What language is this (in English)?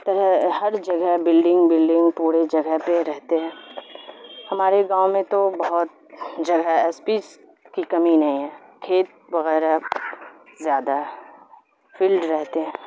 Urdu